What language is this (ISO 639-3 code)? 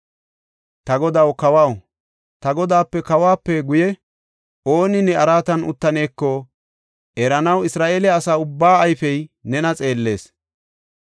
gof